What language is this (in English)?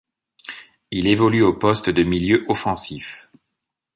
French